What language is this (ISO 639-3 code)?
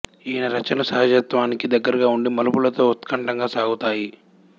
tel